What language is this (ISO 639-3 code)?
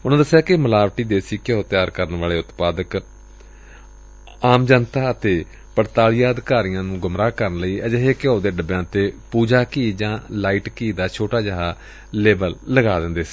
pan